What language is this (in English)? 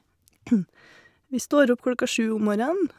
Norwegian